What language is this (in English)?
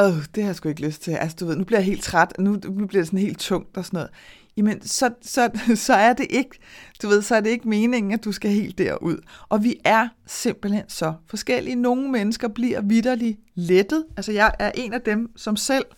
Danish